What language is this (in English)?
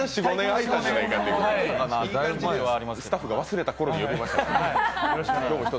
Japanese